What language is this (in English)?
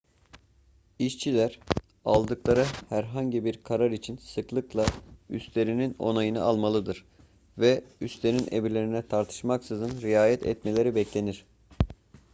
Turkish